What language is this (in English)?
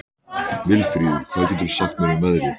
Icelandic